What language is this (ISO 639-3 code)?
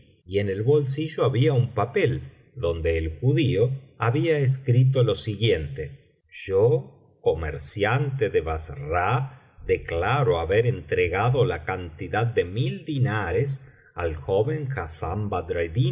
spa